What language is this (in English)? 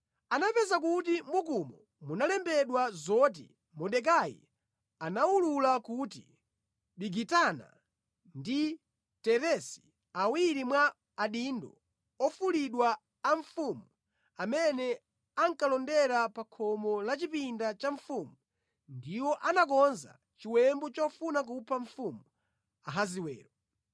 Nyanja